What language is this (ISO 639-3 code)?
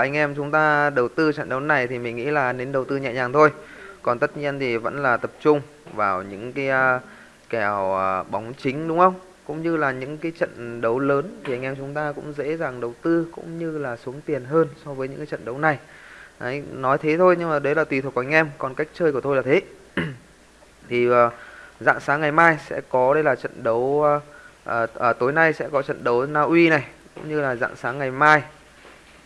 vie